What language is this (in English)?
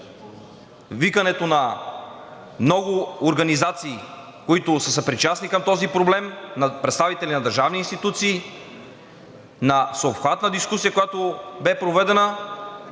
Bulgarian